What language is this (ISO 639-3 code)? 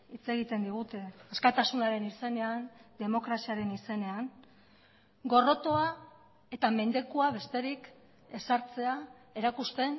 eus